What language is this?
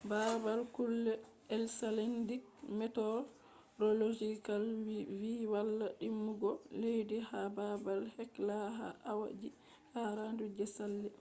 Fula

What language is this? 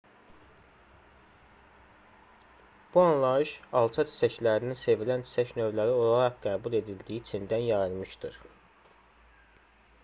Azerbaijani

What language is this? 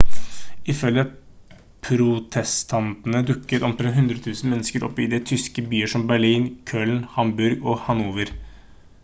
Norwegian Bokmål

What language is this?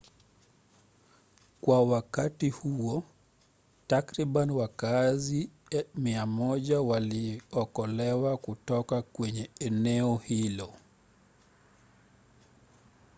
Swahili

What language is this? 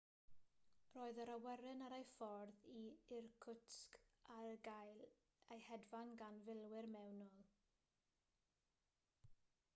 Welsh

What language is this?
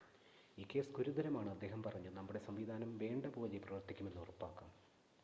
Malayalam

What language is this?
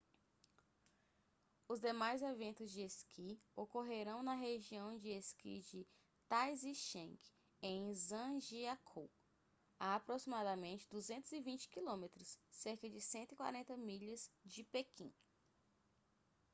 Portuguese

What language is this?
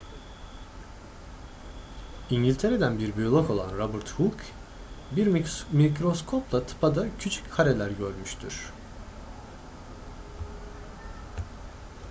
Turkish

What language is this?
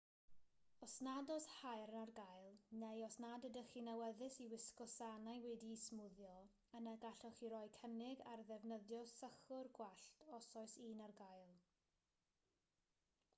Welsh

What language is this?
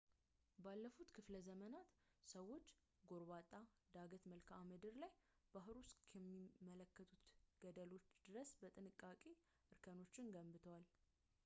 Amharic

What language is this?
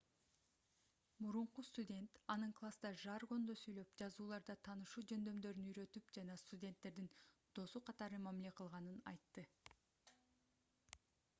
Kyrgyz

